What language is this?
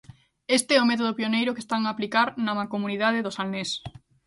Galician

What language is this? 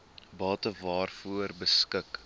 Afrikaans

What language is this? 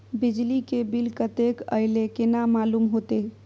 Maithili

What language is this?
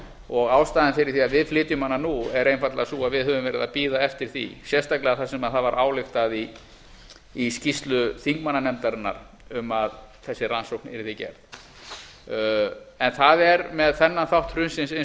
Icelandic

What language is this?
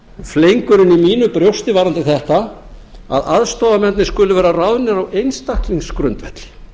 Icelandic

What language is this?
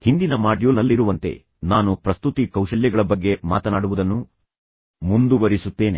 Kannada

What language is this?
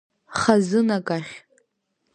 Abkhazian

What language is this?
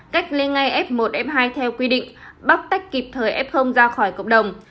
Vietnamese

